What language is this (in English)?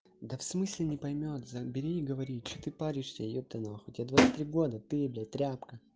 Russian